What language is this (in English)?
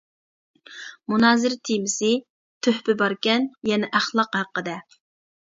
Uyghur